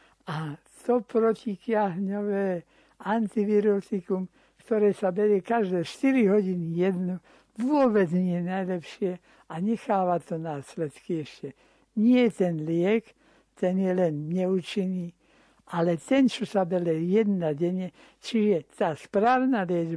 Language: Slovak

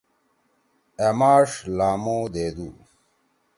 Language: Torwali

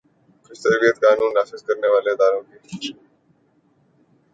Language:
Urdu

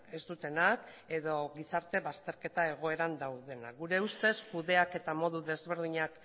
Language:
Basque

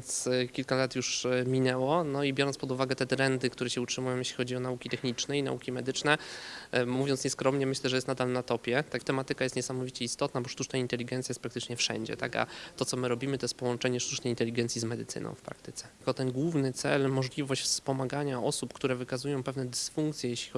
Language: Polish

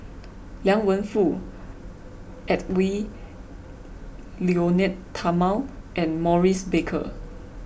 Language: English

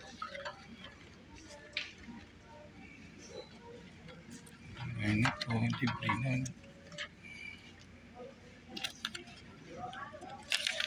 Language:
Filipino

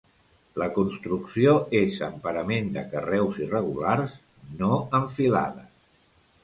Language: Catalan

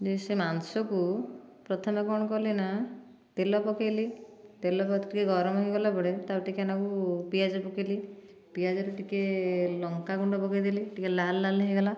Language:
Odia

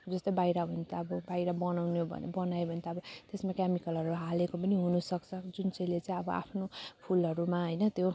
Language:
Nepali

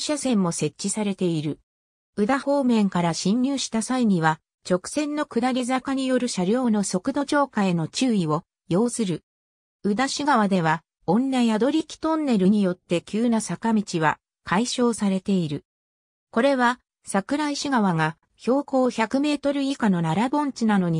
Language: Japanese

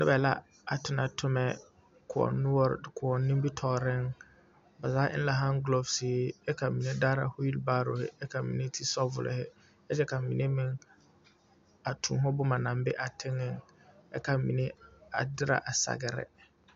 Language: Southern Dagaare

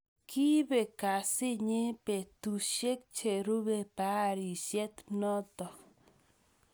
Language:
Kalenjin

